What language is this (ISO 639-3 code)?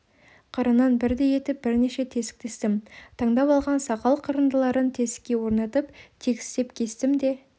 kaz